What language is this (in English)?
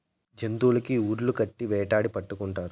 Telugu